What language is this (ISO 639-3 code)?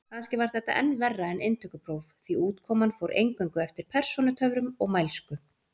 isl